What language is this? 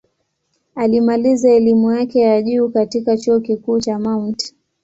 Swahili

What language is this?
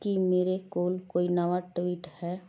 Punjabi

